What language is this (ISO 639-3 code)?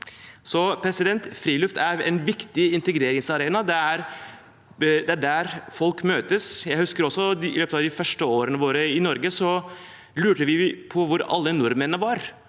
nor